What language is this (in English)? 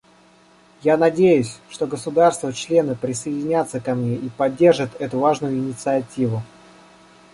Russian